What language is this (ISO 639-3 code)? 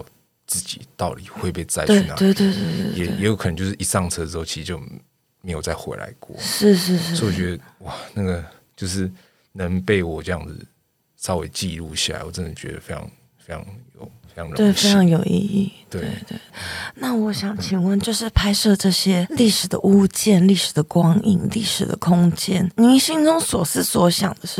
zho